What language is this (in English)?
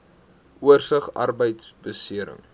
Afrikaans